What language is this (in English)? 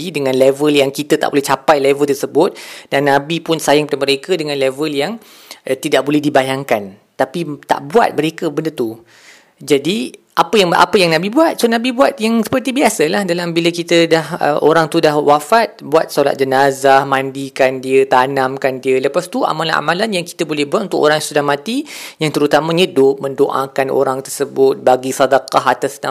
Malay